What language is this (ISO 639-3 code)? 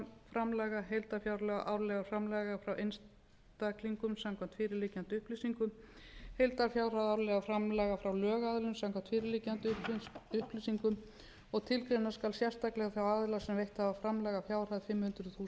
isl